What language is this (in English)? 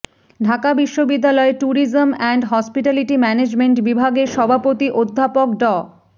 Bangla